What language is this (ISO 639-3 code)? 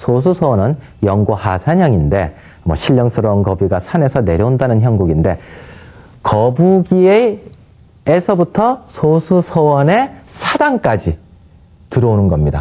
kor